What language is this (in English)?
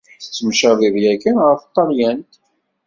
Kabyle